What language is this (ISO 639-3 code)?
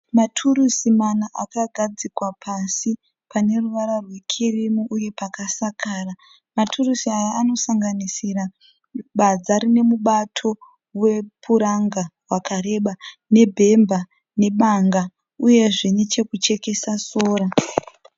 sna